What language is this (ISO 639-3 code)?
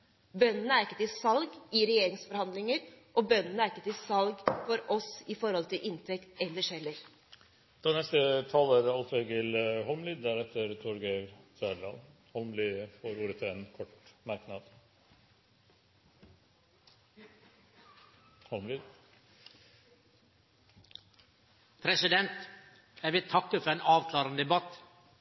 nor